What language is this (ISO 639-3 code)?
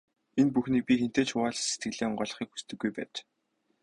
mon